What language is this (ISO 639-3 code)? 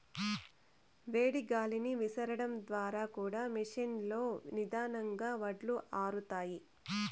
tel